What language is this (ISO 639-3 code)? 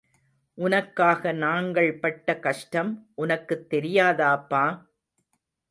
tam